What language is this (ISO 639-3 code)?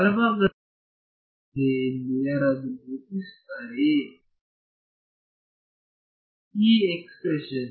kan